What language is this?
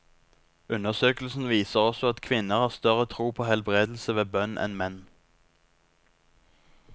Norwegian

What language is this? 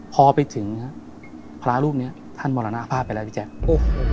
Thai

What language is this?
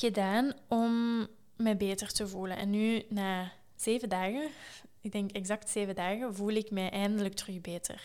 Dutch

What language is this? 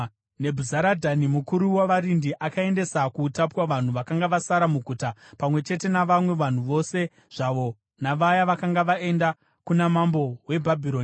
Shona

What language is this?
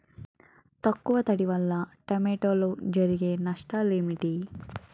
Telugu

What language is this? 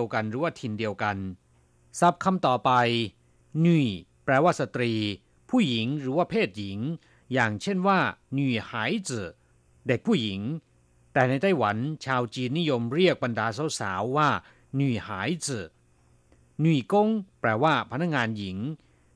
Thai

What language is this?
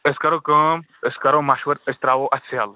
Kashmiri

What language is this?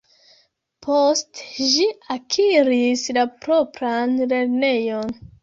Esperanto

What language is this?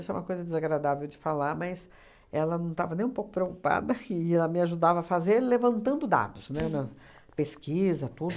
Portuguese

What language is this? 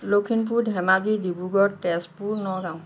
Assamese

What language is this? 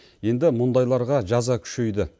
Kazakh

